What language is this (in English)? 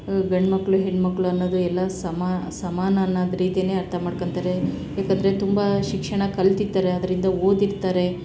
Kannada